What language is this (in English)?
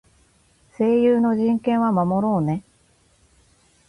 Japanese